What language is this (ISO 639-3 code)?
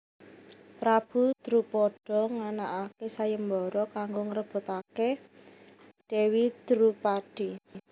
jav